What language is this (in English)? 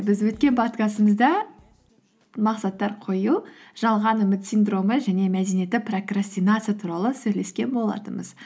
Kazakh